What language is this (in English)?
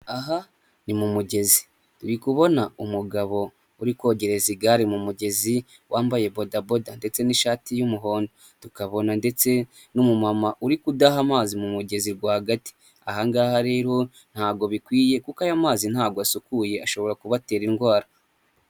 Kinyarwanda